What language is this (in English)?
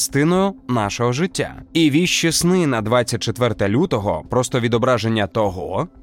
Ukrainian